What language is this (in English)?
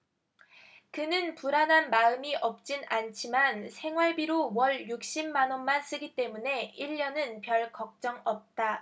Korean